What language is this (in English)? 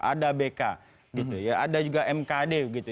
Indonesian